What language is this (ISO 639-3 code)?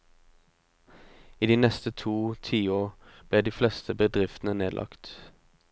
nor